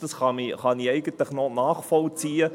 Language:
Swiss German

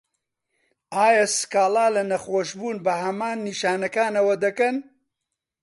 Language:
Central Kurdish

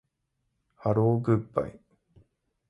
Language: Japanese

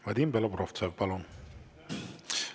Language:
Estonian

